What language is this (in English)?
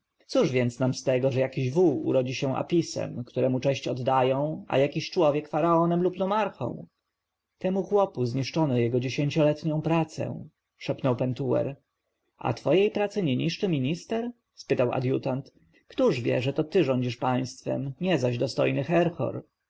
Polish